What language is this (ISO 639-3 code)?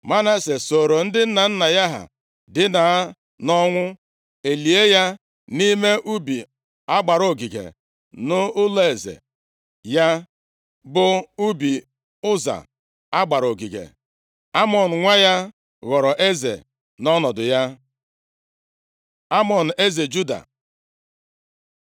ibo